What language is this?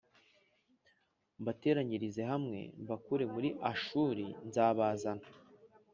Kinyarwanda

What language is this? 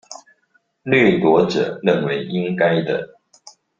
Chinese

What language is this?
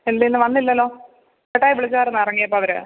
Malayalam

